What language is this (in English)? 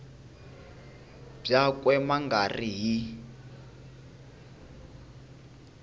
Tsonga